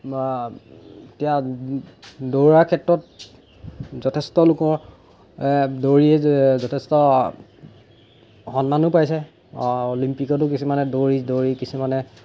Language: Assamese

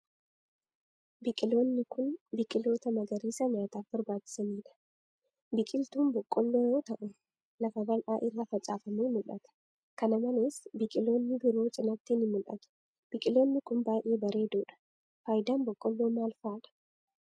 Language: Oromo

